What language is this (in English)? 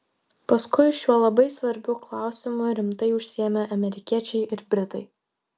Lithuanian